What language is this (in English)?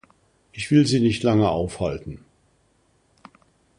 German